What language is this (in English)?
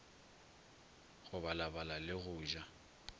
Northern Sotho